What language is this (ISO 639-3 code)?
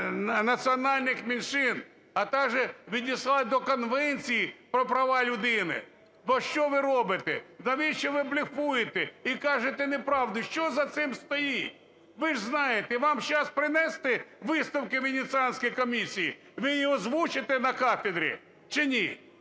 ukr